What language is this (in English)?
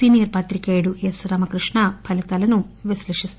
Telugu